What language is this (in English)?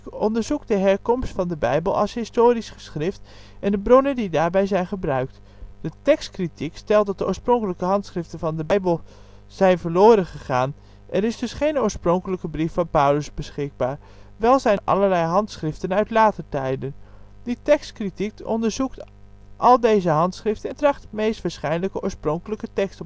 Dutch